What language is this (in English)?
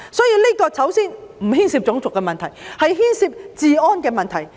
Cantonese